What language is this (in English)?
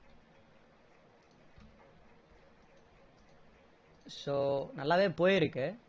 Tamil